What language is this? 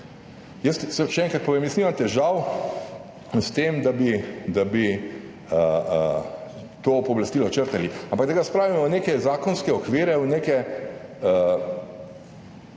Slovenian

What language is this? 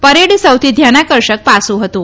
Gujarati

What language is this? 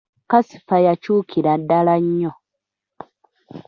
Ganda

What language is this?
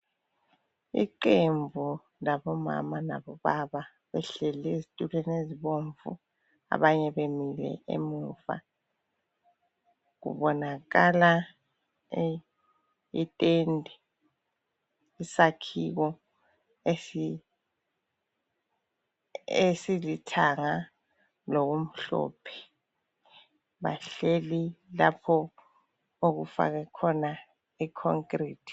North Ndebele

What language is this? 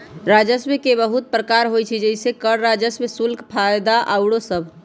Magahi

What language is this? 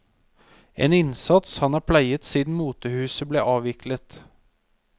Norwegian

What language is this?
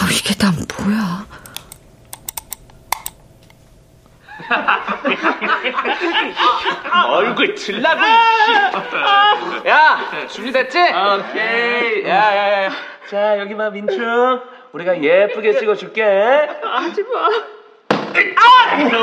Korean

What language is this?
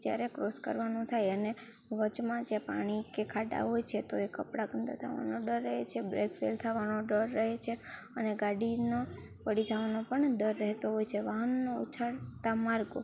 Gujarati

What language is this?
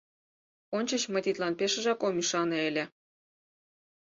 Mari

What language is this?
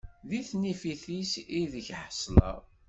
Kabyle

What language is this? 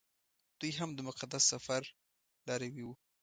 Pashto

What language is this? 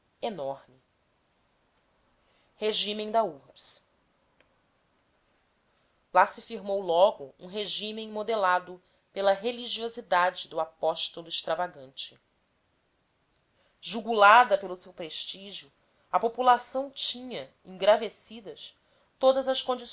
Portuguese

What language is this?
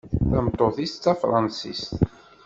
Kabyle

